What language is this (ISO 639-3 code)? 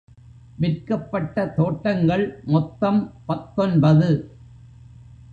tam